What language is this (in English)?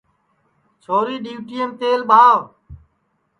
Sansi